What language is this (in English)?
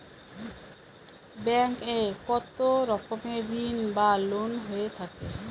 Bangla